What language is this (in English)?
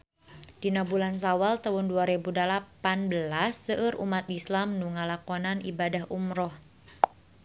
Sundanese